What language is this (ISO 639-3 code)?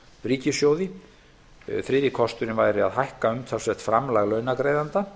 isl